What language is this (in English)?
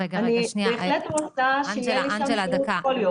Hebrew